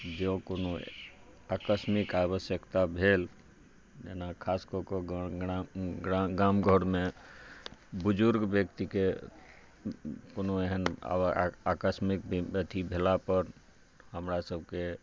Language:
Maithili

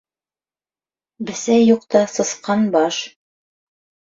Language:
Bashkir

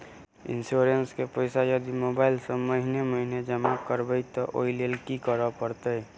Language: Maithili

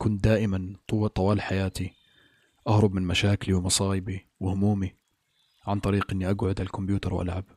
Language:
Arabic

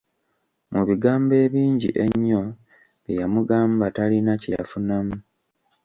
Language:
Ganda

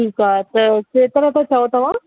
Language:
Sindhi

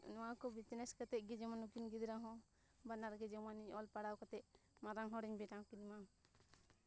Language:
Santali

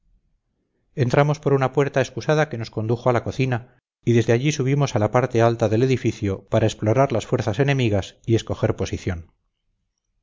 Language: Spanish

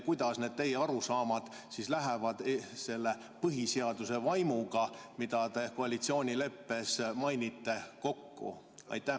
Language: Estonian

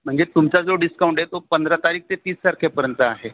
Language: Marathi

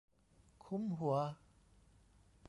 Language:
Thai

